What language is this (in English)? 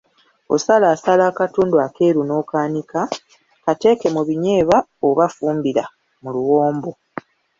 Ganda